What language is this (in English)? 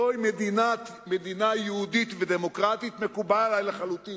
Hebrew